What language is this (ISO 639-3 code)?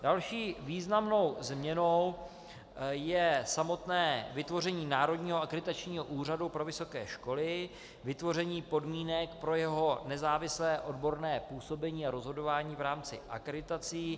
ces